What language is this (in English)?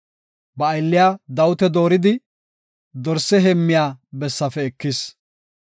Gofa